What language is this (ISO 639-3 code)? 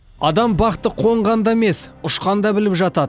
kaz